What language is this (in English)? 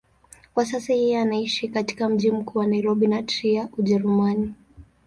Swahili